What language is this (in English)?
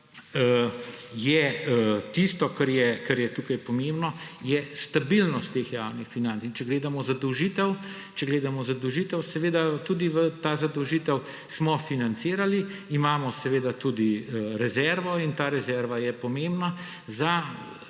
Slovenian